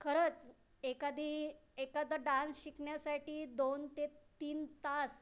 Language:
Marathi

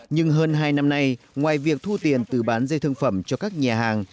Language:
Vietnamese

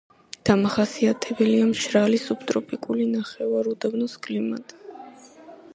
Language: Georgian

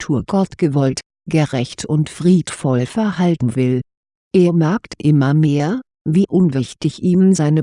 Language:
German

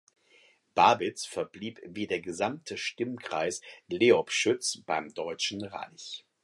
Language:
German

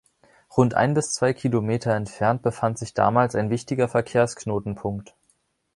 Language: German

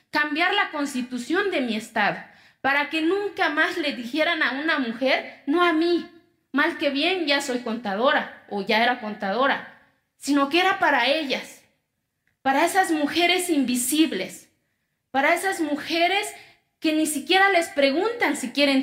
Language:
Spanish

